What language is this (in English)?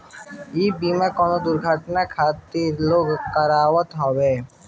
Bhojpuri